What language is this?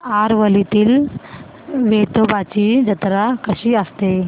Marathi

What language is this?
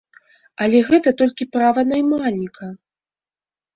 Belarusian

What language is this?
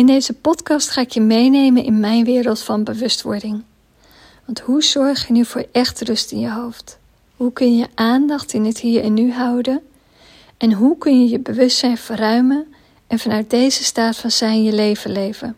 Dutch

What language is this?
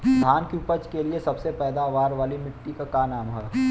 Bhojpuri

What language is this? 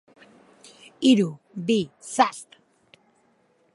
Basque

